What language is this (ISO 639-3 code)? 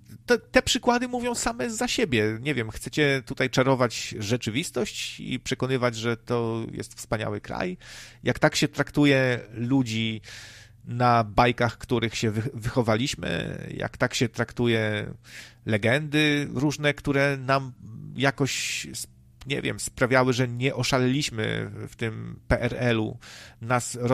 pol